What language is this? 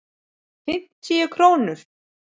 Icelandic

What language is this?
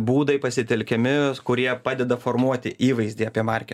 Lithuanian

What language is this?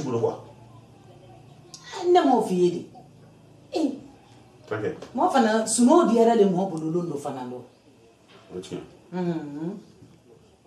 Indonesian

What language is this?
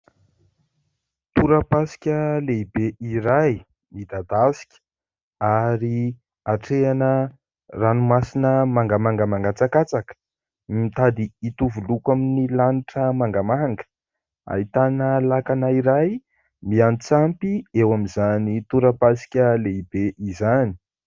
Malagasy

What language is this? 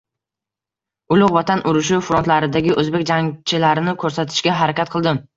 Uzbek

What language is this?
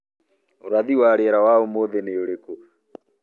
Kikuyu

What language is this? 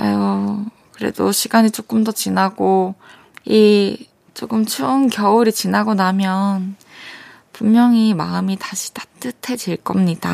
Korean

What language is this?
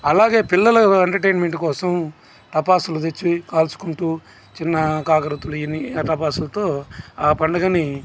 Telugu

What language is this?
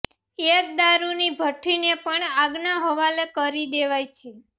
Gujarati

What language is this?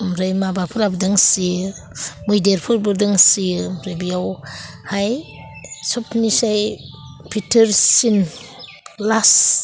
Bodo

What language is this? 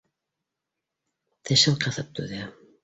Bashkir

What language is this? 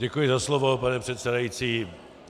Czech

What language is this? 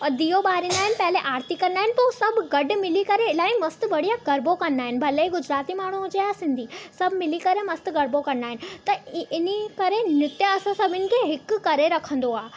Sindhi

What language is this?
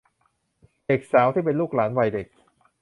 Thai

